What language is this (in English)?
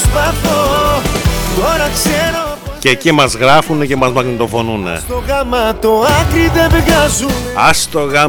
Greek